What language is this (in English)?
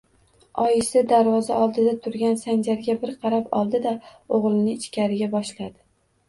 Uzbek